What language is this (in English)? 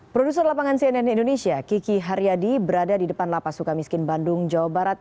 Indonesian